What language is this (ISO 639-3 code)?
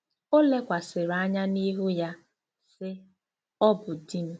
ibo